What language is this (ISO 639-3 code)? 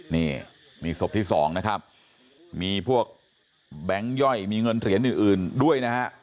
tha